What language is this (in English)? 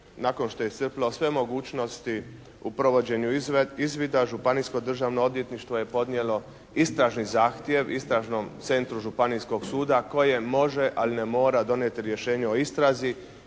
Croatian